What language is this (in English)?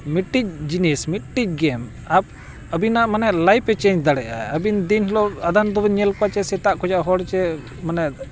Santali